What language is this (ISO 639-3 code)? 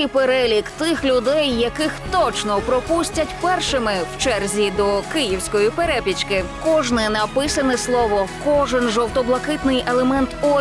ukr